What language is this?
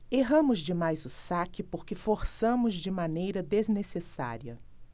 Portuguese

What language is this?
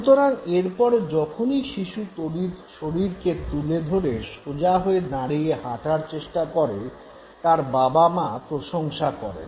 Bangla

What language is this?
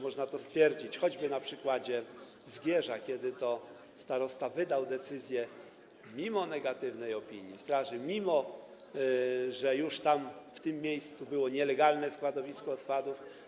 Polish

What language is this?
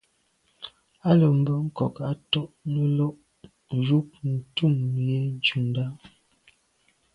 Medumba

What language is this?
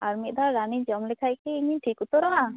Santali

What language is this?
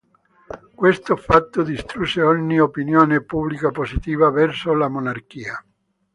Italian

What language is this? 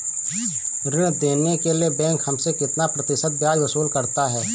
Hindi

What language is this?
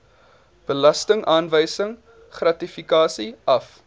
Afrikaans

